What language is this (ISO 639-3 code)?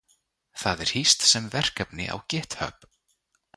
isl